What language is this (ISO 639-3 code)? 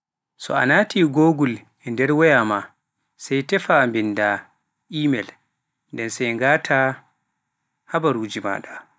fuf